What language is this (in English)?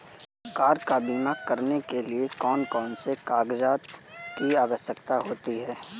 Hindi